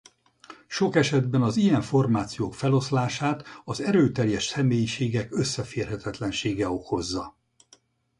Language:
Hungarian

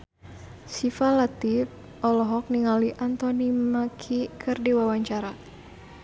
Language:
Sundanese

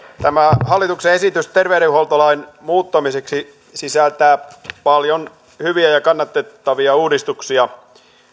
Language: Finnish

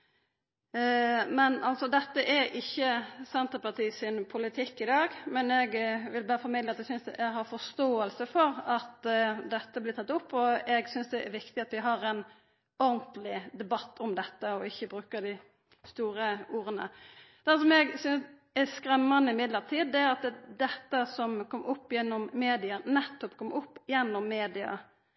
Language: Norwegian Nynorsk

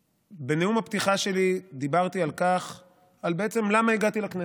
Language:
Hebrew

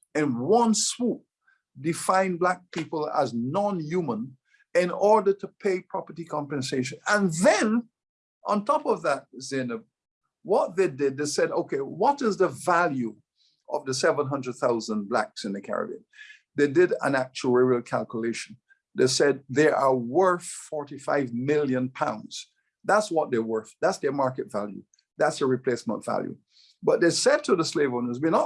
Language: English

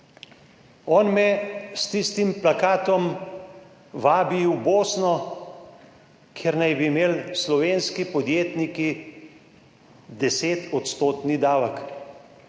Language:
Slovenian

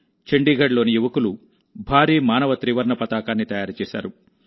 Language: Telugu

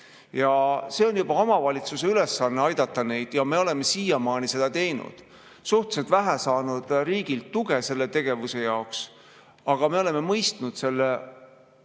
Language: Estonian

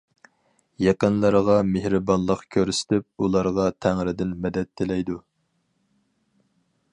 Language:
Uyghur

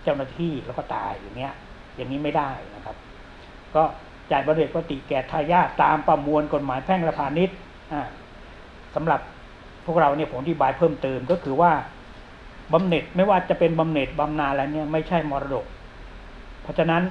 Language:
Thai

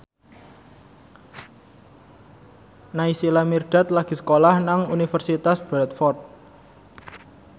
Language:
Javanese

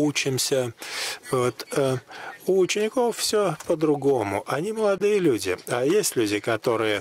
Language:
Russian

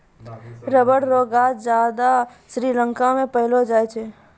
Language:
Maithili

